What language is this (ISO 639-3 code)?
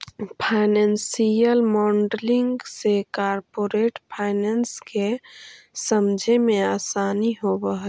mag